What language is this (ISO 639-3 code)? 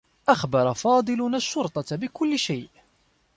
ara